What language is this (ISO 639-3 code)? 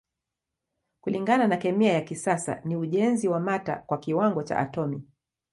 swa